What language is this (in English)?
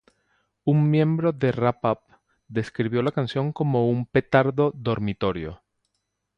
Spanish